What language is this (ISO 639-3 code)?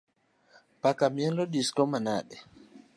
luo